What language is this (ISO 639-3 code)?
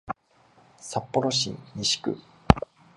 jpn